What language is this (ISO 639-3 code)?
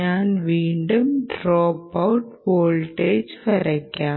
mal